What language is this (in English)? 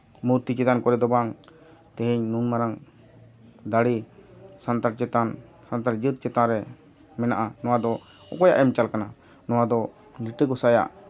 Santali